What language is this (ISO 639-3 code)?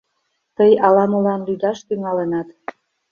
chm